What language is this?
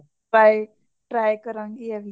Punjabi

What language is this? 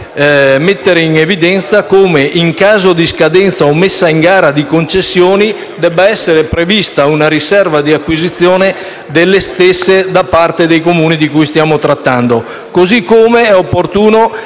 Italian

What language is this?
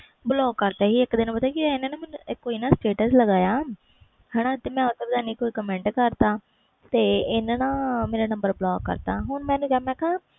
Punjabi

